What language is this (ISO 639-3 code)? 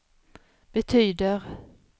swe